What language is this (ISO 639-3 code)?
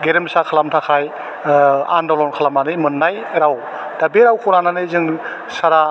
brx